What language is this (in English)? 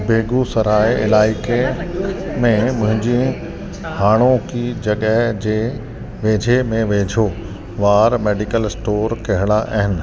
Sindhi